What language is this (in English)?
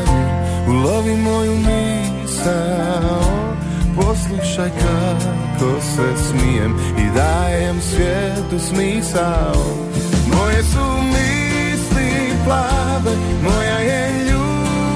Croatian